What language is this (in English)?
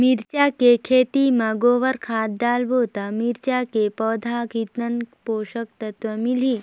Chhattisgarhi